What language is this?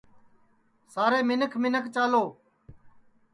Sansi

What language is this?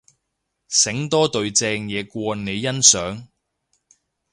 Cantonese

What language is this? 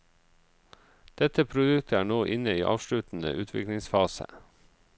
Norwegian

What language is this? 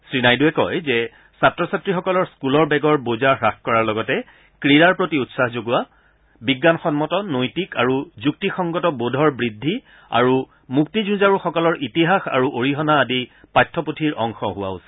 Assamese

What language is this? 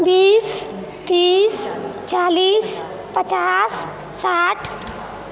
Maithili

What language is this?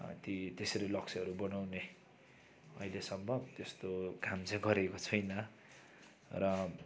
Nepali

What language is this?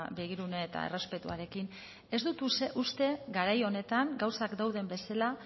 Basque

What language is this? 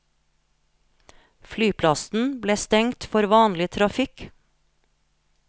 Norwegian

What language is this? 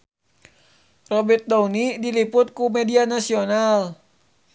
Sundanese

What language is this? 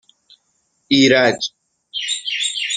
Persian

